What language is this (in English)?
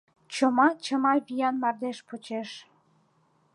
Mari